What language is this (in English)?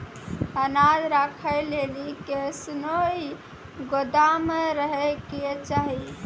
Maithili